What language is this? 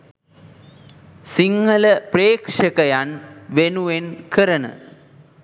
Sinhala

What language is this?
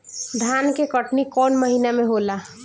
Bhojpuri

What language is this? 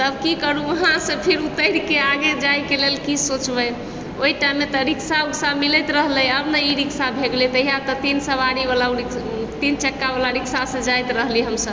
Maithili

